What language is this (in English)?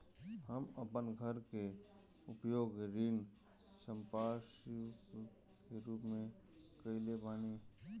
Bhojpuri